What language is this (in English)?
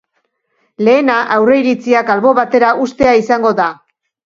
Basque